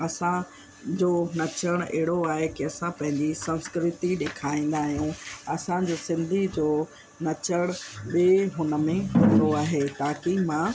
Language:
Sindhi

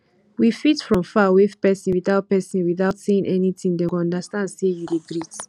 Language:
Nigerian Pidgin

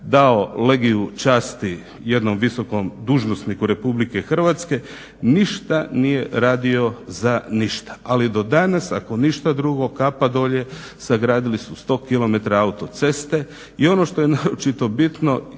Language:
Croatian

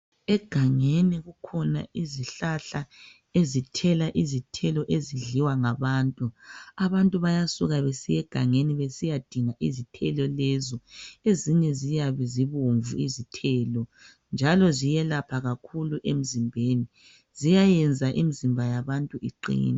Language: North Ndebele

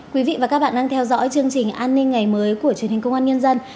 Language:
Vietnamese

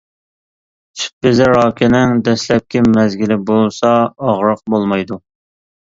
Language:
Uyghur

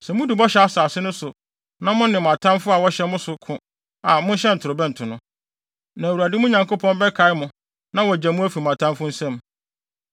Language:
Akan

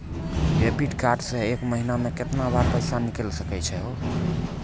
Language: Maithili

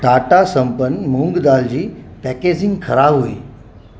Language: Sindhi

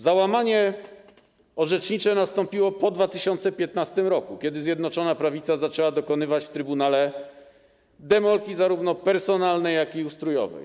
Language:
Polish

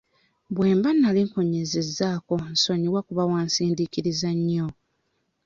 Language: Ganda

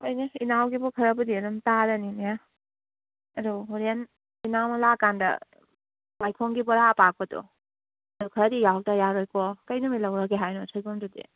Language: Manipuri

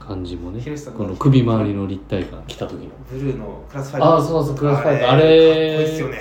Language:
Japanese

